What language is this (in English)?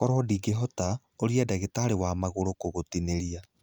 Kikuyu